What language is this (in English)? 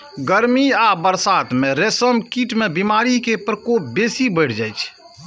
Maithili